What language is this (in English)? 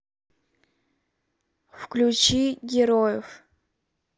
Russian